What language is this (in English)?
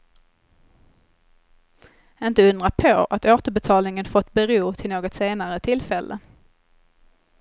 Swedish